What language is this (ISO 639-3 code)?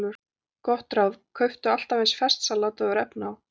isl